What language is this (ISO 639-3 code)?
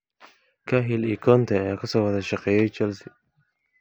som